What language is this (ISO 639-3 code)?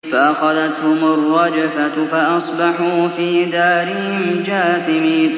ara